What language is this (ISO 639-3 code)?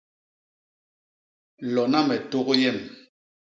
bas